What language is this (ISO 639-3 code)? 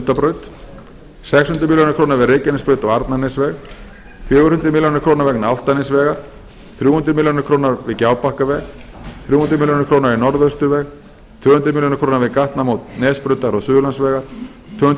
isl